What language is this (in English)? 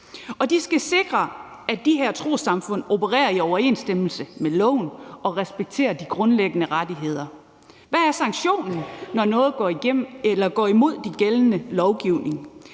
Danish